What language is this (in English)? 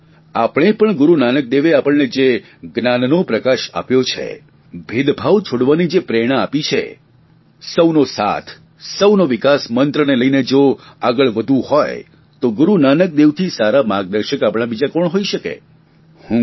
Gujarati